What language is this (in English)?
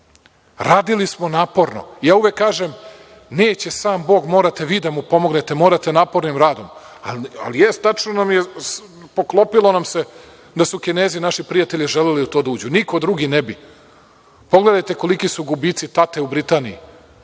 Serbian